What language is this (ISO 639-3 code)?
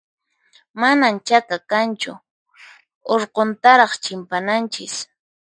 qxp